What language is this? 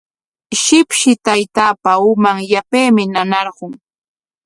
Corongo Ancash Quechua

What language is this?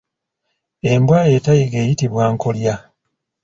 Ganda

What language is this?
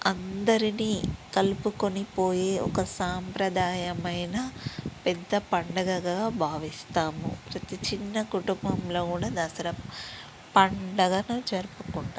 Telugu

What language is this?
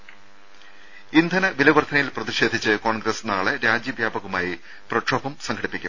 Malayalam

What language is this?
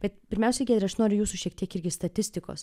Lithuanian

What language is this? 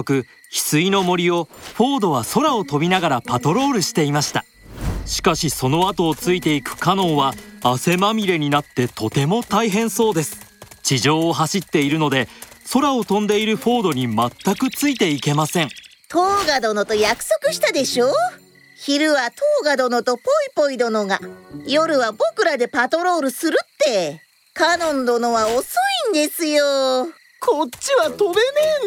Japanese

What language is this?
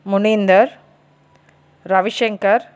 Telugu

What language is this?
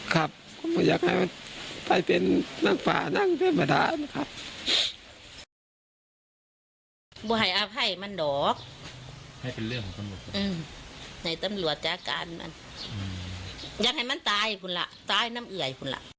Thai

